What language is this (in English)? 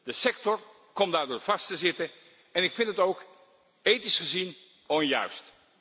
Dutch